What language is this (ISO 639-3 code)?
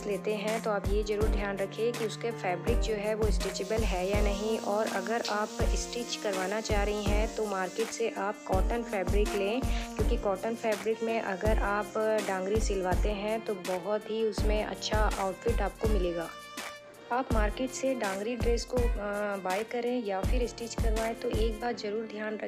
hin